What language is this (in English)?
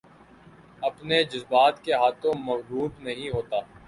Urdu